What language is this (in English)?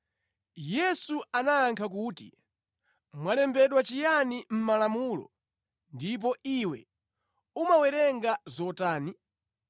Nyanja